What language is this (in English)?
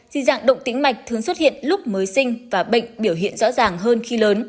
Vietnamese